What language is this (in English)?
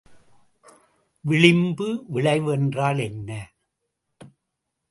Tamil